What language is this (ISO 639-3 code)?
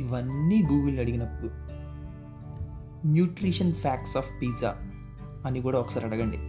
tel